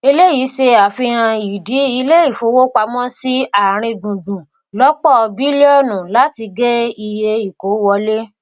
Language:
Yoruba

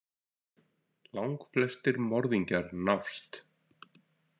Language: Icelandic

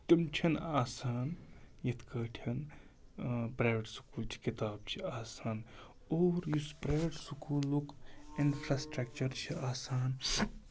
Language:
Kashmiri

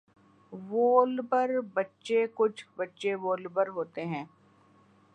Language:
Urdu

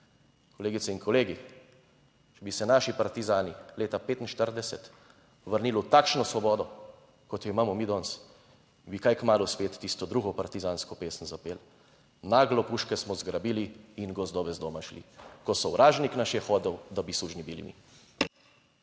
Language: Slovenian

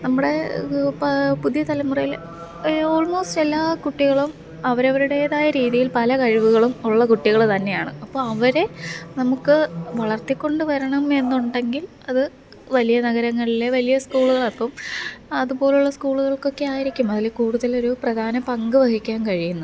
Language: Malayalam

